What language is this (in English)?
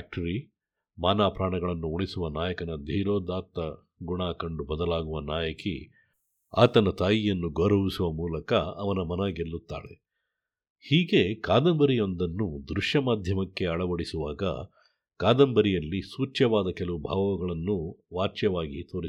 Kannada